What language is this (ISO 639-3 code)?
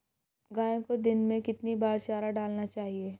hin